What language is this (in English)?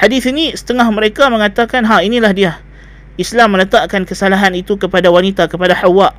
Malay